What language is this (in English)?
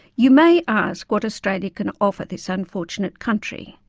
English